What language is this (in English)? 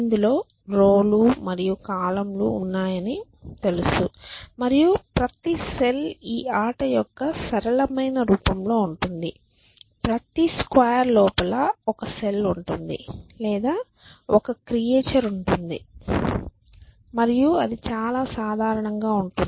Telugu